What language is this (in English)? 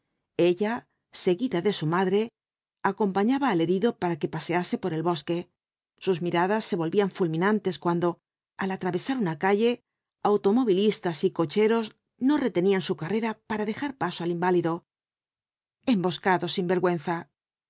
Spanish